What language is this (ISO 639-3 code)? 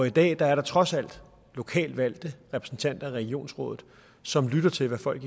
dan